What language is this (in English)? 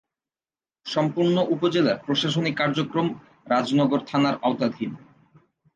Bangla